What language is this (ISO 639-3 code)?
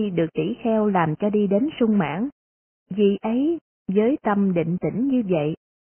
vie